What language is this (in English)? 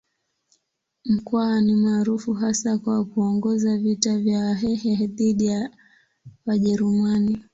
Swahili